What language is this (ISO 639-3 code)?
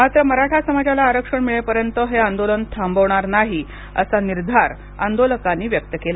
mar